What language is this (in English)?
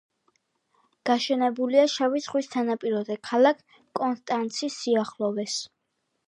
Georgian